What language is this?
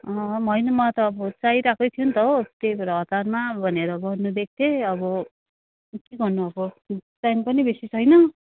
Nepali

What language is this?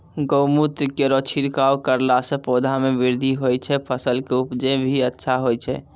Maithili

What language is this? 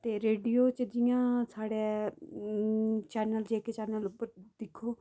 Dogri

